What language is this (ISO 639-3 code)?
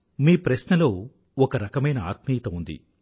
tel